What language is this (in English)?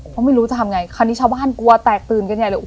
Thai